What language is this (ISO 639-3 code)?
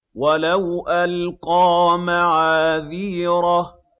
ara